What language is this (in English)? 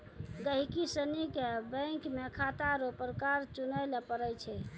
Maithili